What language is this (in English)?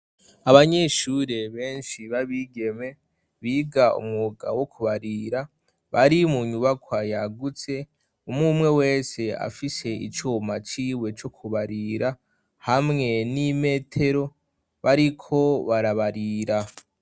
Rundi